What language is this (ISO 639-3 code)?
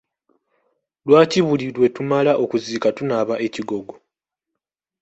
lug